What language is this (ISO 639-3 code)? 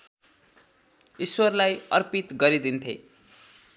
nep